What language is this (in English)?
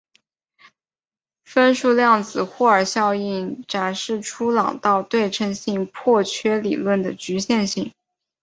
Chinese